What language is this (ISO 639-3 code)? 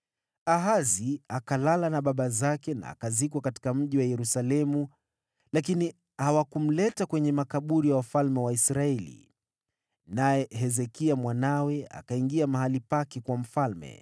swa